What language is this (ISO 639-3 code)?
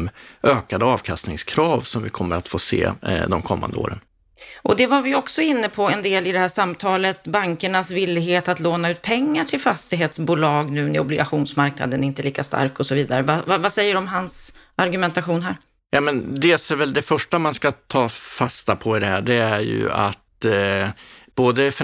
swe